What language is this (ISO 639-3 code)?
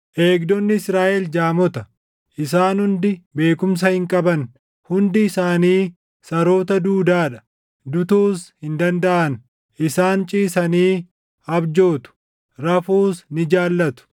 orm